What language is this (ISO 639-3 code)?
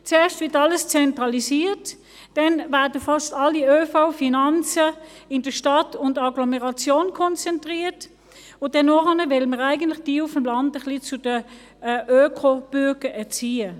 gsw